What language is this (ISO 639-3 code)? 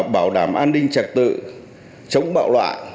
vie